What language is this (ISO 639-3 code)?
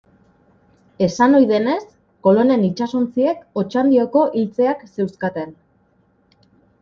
eus